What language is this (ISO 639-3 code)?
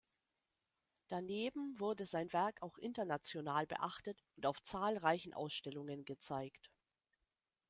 deu